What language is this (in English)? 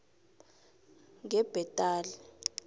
South Ndebele